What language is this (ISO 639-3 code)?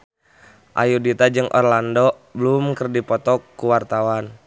sun